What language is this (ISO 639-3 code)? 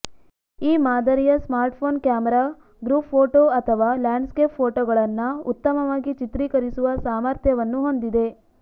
kan